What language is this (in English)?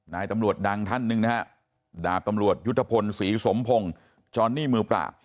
Thai